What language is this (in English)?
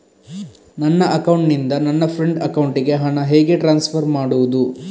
Kannada